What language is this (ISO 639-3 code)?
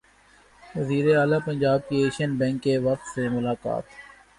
urd